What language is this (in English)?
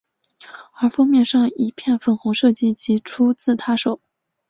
Chinese